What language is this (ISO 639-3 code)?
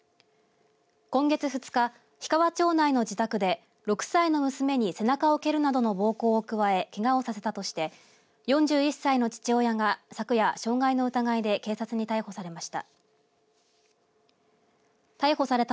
jpn